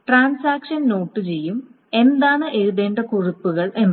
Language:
Malayalam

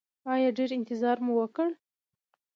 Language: Pashto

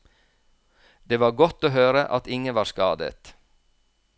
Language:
Norwegian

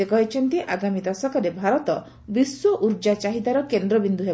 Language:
Odia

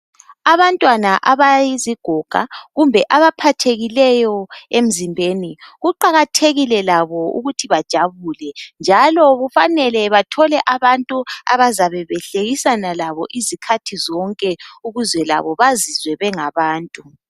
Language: North Ndebele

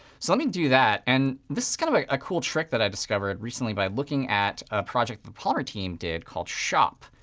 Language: English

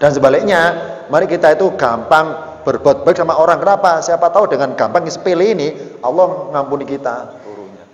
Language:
Indonesian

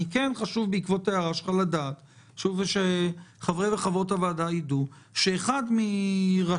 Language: Hebrew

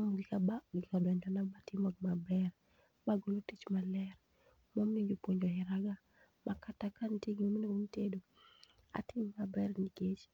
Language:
Luo (Kenya and Tanzania)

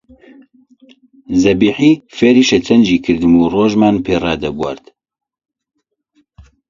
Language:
Central Kurdish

